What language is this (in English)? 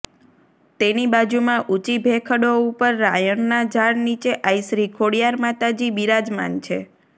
Gujarati